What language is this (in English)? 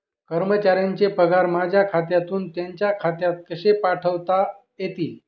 Marathi